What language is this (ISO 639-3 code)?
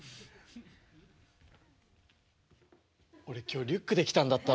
jpn